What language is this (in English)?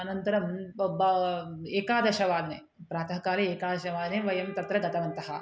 Sanskrit